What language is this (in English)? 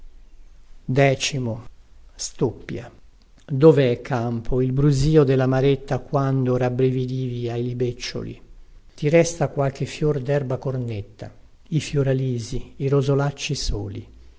Italian